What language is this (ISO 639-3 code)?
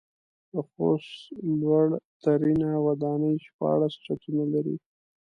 pus